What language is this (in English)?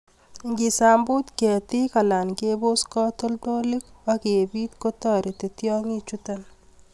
Kalenjin